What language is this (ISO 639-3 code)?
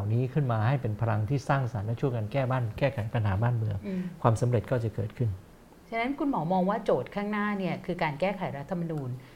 tha